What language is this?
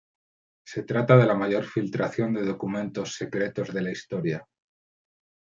Spanish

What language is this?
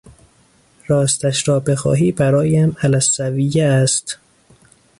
Persian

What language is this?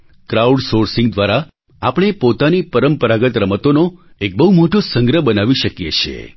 Gujarati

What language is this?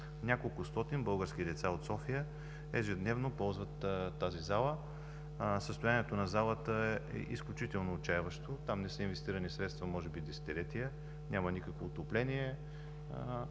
Bulgarian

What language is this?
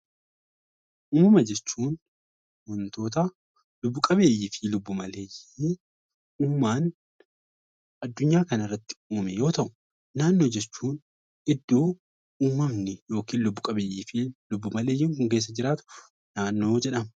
Oromo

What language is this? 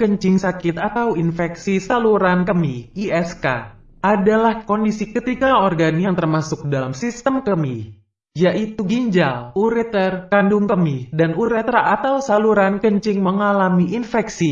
Indonesian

